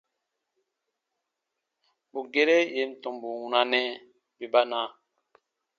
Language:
Baatonum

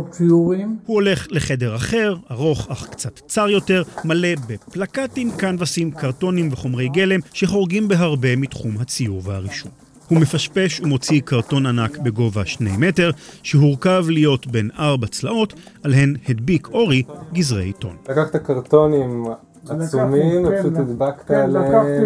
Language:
Hebrew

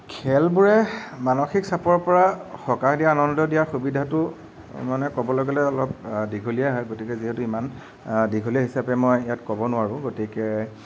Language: Assamese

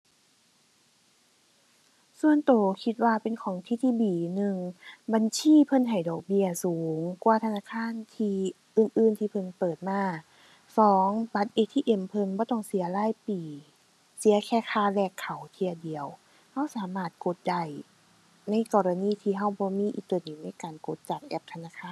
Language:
Thai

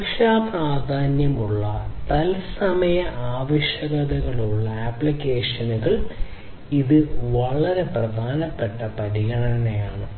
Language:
Malayalam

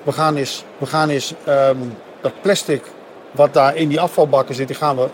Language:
Dutch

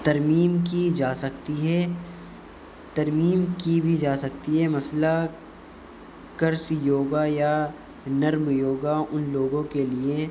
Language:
Urdu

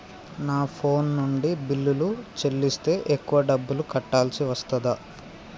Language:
Telugu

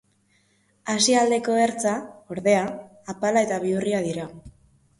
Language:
Basque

